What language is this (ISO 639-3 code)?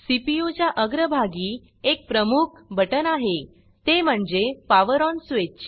mar